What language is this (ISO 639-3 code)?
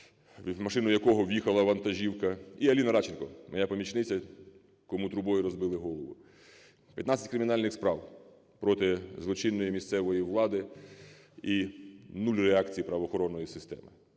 ukr